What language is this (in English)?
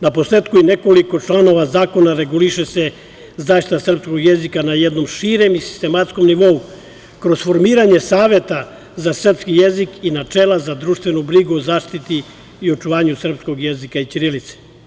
Serbian